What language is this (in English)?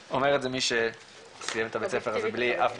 Hebrew